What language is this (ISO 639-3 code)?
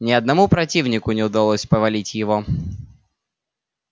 rus